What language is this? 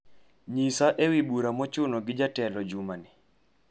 Luo (Kenya and Tanzania)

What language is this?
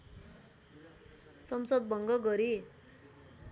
Nepali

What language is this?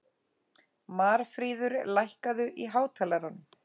Icelandic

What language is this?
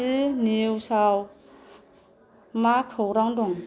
Bodo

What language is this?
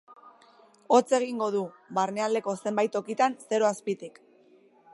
Basque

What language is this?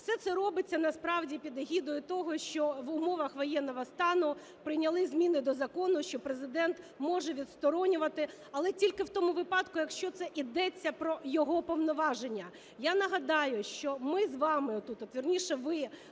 Ukrainian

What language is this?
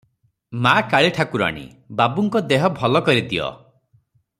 Odia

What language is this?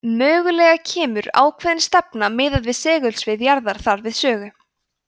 Icelandic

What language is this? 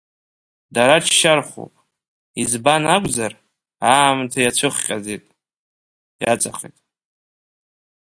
Abkhazian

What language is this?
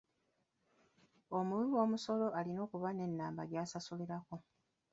Ganda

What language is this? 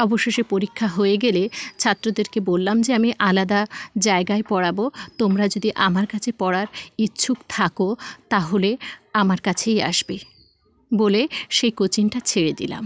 Bangla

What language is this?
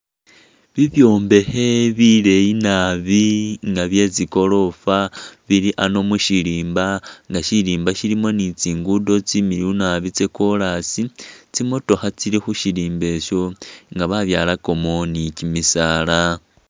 Masaaba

